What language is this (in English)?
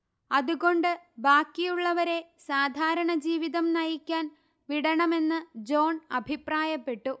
Malayalam